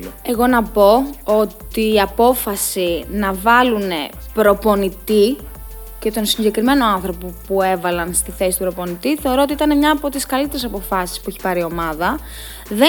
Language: Greek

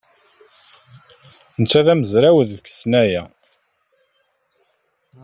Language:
Kabyle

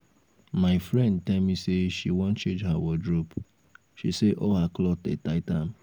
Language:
Nigerian Pidgin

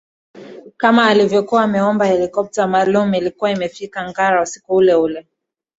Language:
Swahili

